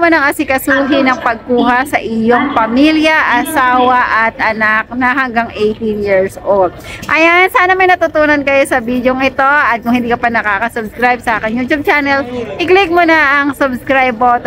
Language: Filipino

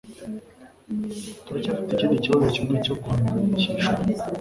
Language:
Kinyarwanda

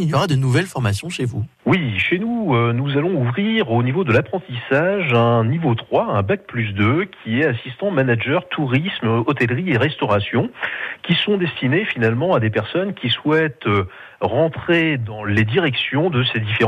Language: French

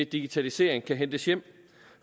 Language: Danish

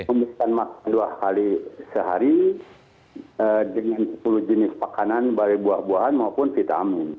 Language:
Indonesian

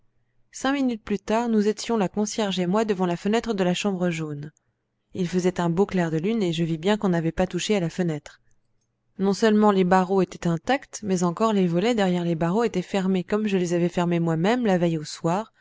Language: French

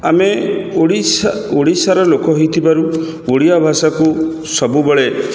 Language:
Odia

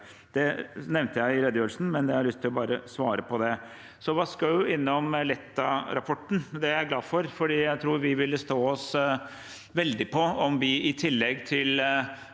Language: Norwegian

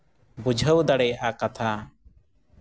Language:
Santali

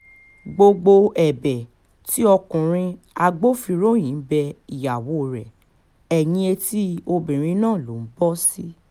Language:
Yoruba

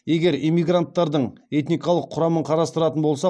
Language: Kazakh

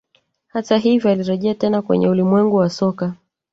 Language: Swahili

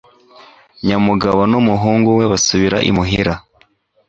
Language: Kinyarwanda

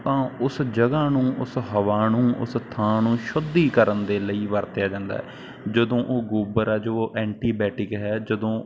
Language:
Punjabi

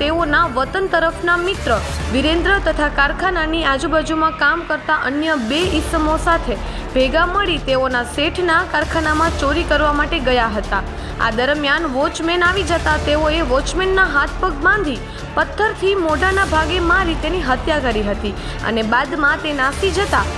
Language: Gujarati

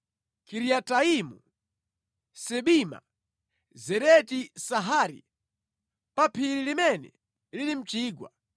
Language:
Nyanja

